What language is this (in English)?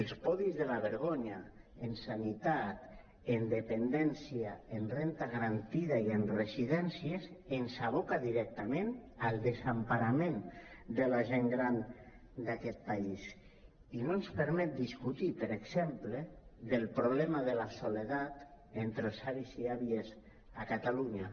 Catalan